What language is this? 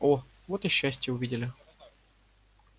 Russian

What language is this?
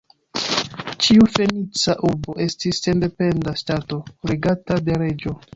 Esperanto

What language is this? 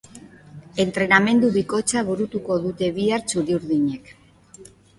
Basque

